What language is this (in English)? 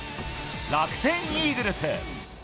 Japanese